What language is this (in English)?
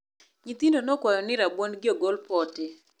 Luo (Kenya and Tanzania)